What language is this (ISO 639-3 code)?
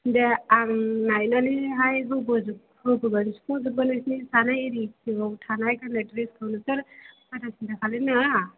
brx